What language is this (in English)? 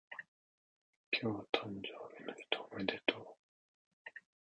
Japanese